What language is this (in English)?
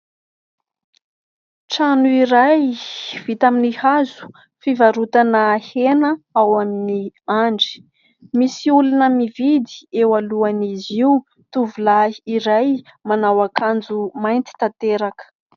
Malagasy